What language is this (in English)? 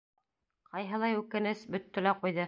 Bashkir